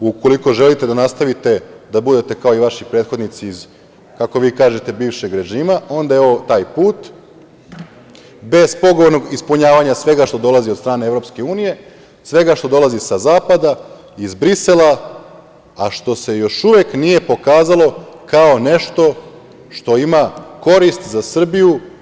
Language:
Serbian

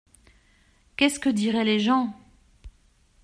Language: French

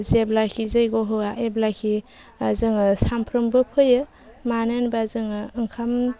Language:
Bodo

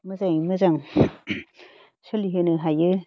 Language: Bodo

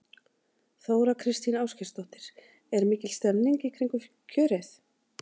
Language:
Icelandic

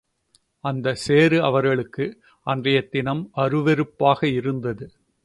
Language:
Tamil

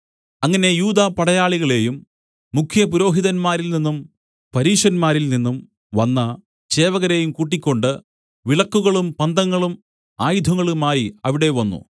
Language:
Malayalam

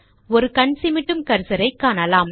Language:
Tamil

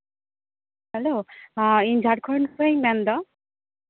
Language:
Santali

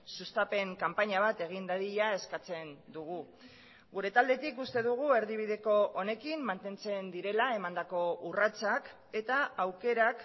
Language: Basque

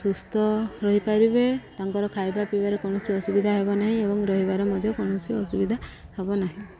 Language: Odia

